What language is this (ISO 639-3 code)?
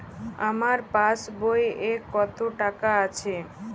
ben